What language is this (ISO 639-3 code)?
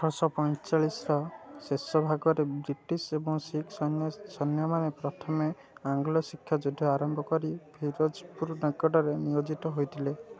ori